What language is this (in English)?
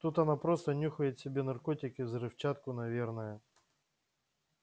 Russian